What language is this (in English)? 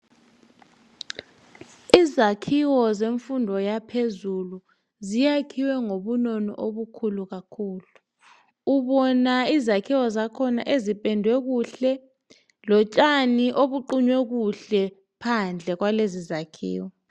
North Ndebele